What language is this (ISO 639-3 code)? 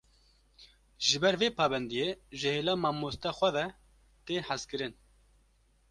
kur